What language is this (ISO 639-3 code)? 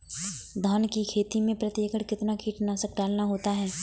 hin